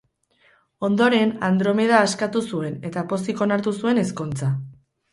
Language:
Basque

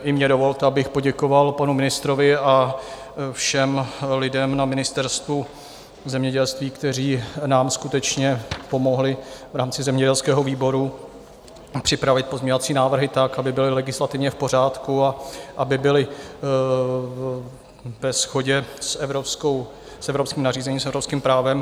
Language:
Czech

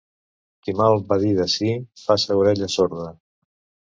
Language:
Catalan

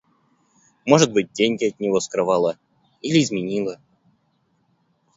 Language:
Russian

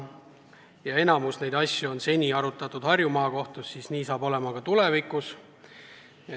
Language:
Estonian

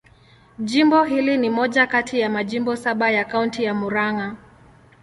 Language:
Swahili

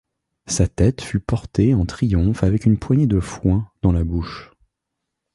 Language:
French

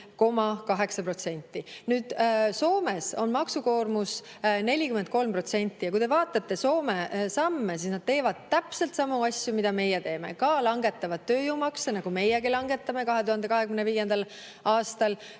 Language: Estonian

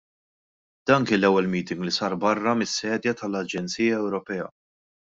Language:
Maltese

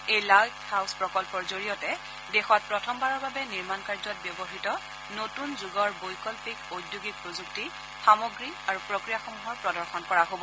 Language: Assamese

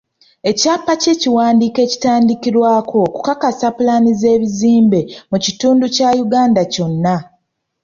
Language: Ganda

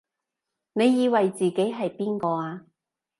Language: Cantonese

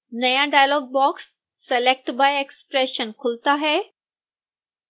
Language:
Hindi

